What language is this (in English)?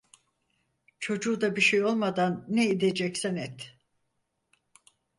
Turkish